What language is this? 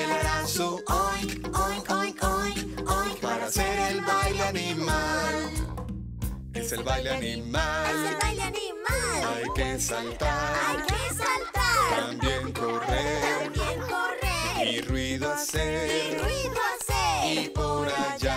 Spanish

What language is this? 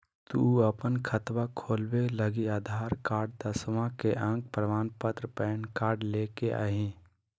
Magahi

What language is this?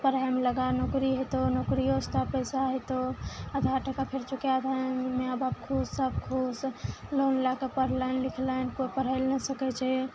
Maithili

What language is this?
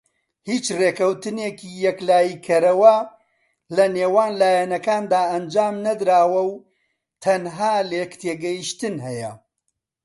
Central Kurdish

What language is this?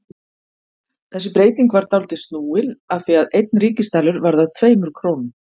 Icelandic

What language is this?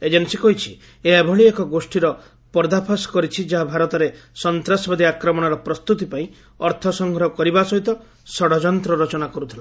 Odia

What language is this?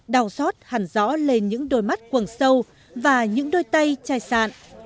Vietnamese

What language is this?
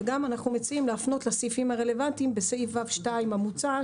Hebrew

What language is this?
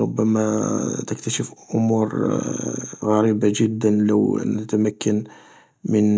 Algerian Arabic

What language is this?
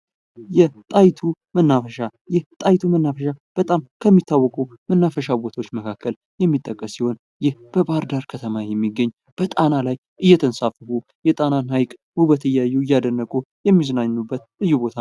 Amharic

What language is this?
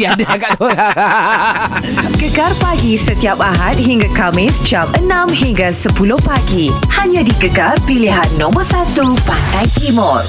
Malay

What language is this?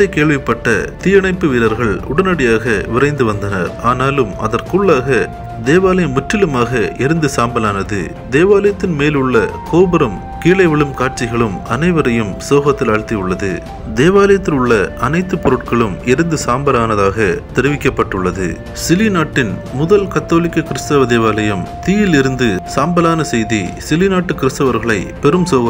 Romanian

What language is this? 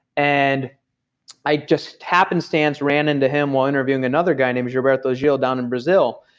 English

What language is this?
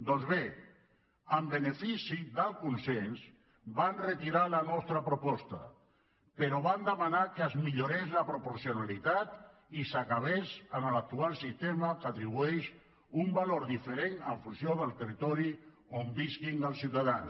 Catalan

